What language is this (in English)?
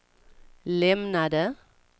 Swedish